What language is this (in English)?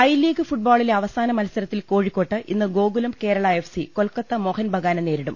Malayalam